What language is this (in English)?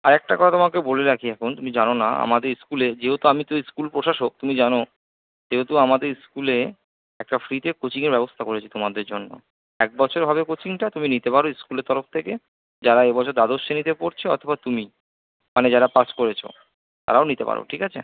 Bangla